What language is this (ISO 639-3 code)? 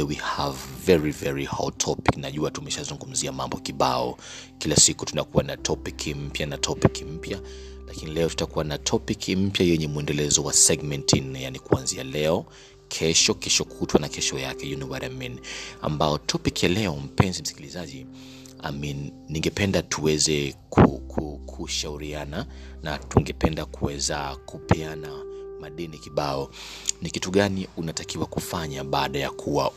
swa